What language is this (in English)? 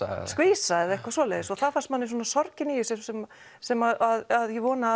Icelandic